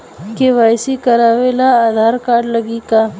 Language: Bhojpuri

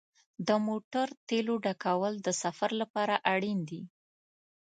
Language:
Pashto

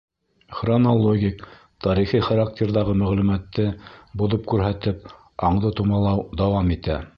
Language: Bashkir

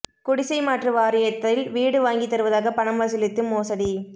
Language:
Tamil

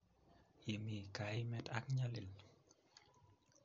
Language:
Kalenjin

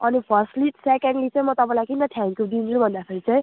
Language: Nepali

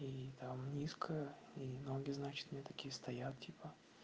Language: Russian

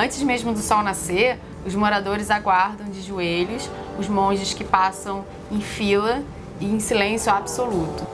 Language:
Portuguese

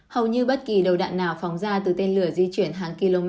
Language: Vietnamese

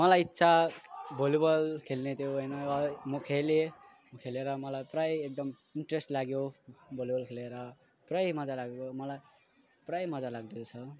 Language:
Nepali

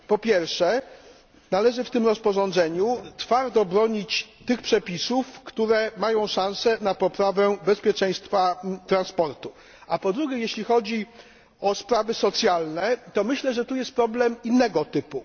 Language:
Polish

